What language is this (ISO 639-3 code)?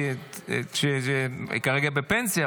heb